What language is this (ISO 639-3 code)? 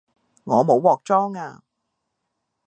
yue